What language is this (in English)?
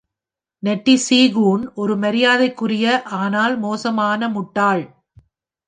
Tamil